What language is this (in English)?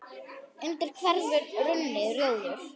Icelandic